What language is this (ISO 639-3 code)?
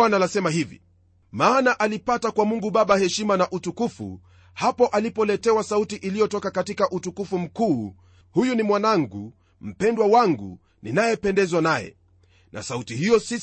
swa